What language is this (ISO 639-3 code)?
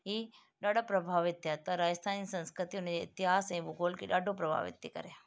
snd